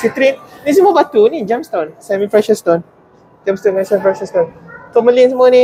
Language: Malay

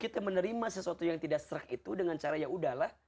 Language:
Indonesian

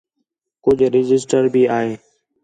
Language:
Khetrani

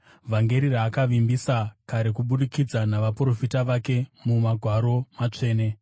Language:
Shona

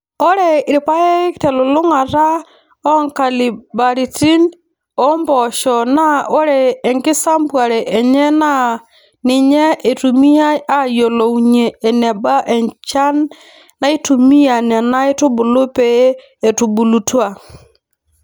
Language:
Masai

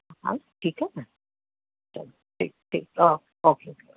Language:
Sindhi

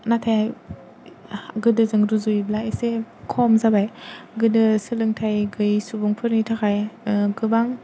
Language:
Bodo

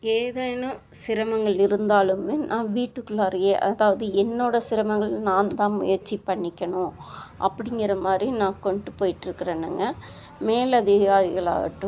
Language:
Tamil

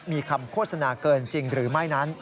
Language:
Thai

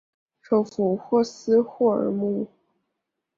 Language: Chinese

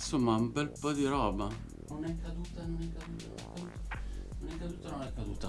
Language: Italian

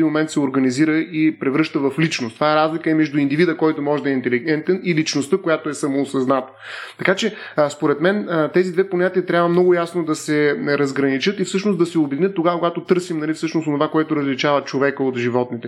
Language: Bulgarian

